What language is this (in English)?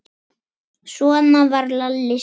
Icelandic